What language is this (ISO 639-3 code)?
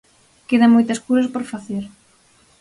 glg